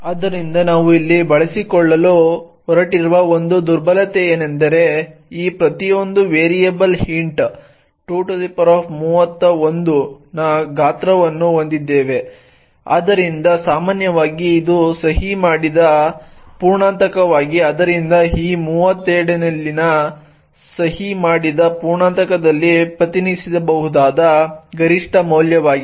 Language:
Kannada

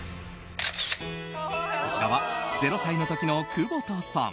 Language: Japanese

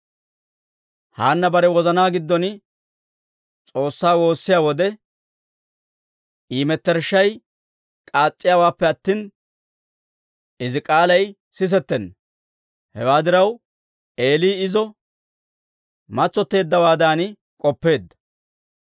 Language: Dawro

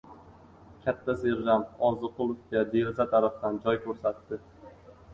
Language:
Uzbek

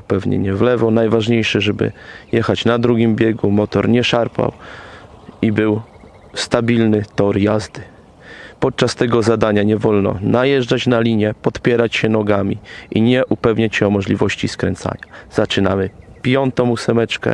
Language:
Polish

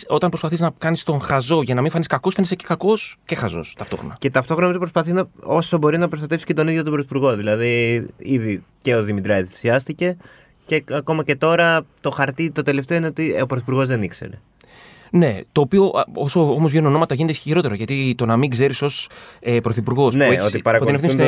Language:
Greek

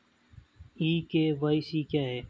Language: Hindi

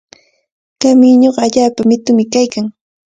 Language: Cajatambo North Lima Quechua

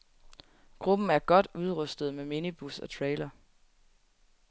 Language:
Danish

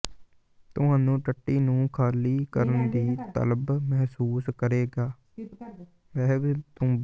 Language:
Punjabi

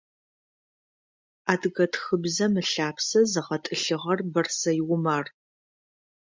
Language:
Adyghe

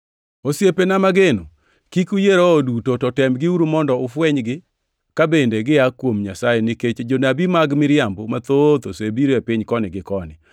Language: Luo (Kenya and Tanzania)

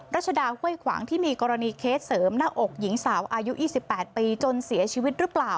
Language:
Thai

